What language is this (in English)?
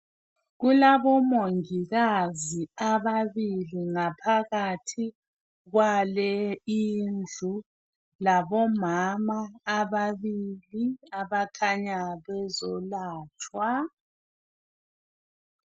North Ndebele